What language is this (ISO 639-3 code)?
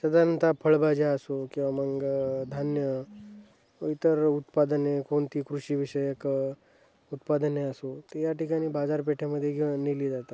mar